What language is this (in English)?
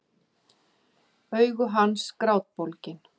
Icelandic